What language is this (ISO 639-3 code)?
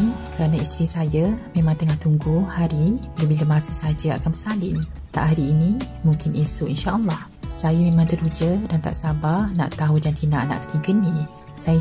msa